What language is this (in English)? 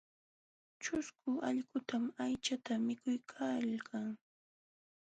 Jauja Wanca Quechua